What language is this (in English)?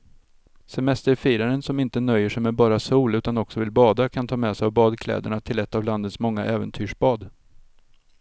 Swedish